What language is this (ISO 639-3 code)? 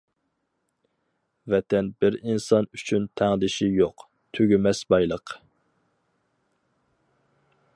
uig